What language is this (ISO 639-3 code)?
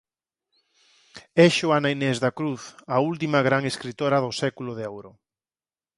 glg